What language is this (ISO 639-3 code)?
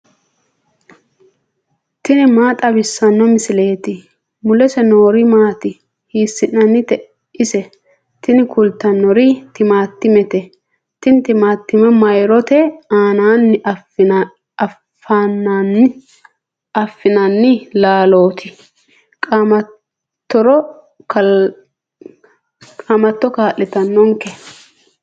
sid